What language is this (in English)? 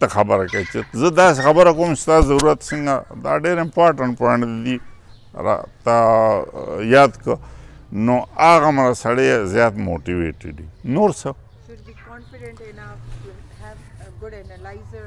Romanian